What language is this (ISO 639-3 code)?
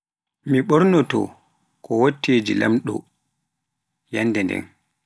fuf